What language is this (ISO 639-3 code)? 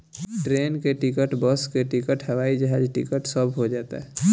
bho